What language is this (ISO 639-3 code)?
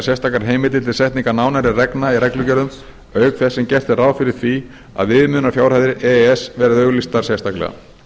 isl